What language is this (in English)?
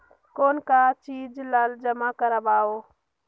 Chhattisgarhi